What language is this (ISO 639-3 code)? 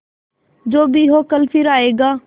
hin